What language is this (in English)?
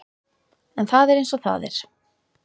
Icelandic